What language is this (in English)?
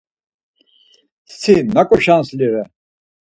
Laz